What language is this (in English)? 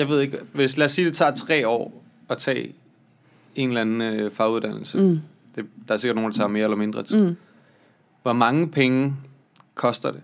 Danish